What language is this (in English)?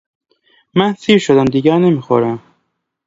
Persian